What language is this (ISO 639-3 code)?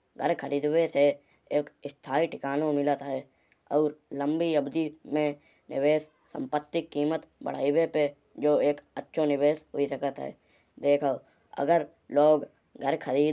bjj